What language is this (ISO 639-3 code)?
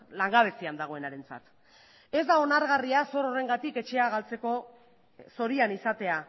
eus